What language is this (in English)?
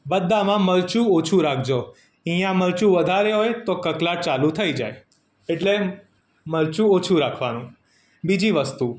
Gujarati